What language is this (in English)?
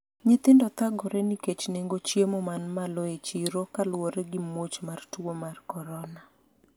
Luo (Kenya and Tanzania)